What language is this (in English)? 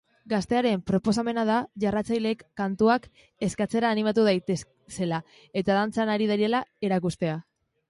Basque